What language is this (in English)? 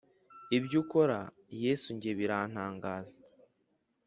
Kinyarwanda